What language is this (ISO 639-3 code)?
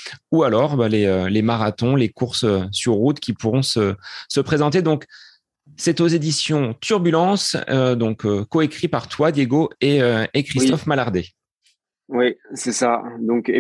fra